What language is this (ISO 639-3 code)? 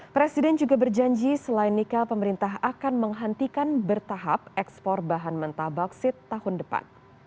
ind